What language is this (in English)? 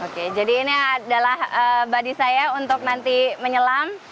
Indonesian